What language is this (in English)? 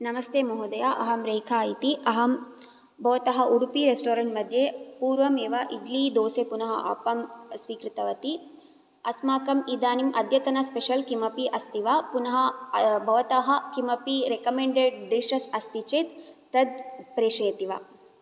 Sanskrit